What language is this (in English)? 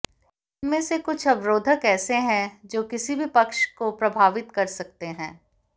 Hindi